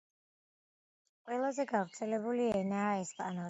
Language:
Georgian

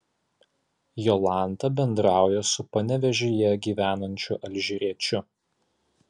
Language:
Lithuanian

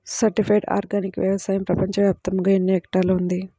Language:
Telugu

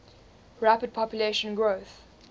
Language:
English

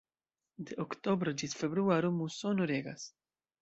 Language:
Esperanto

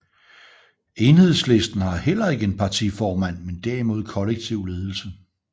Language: Danish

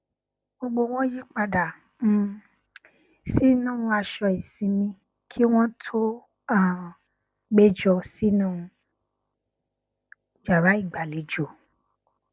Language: Yoruba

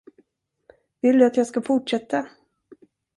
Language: Swedish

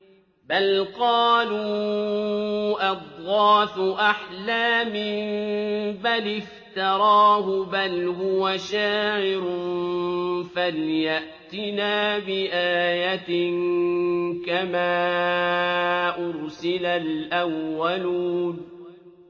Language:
Arabic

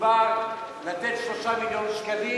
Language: Hebrew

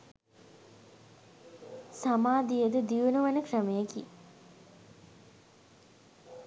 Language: Sinhala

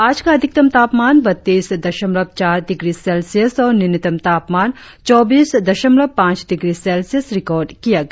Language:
Hindi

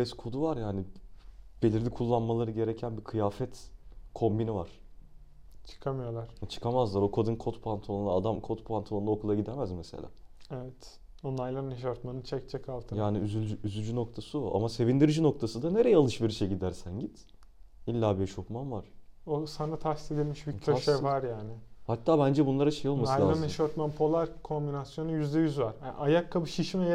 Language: Turkish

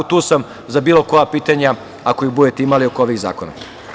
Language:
Serbian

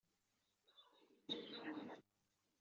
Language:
Kabyle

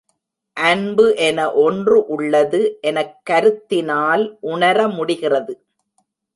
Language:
Tamil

